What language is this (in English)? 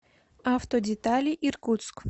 Russian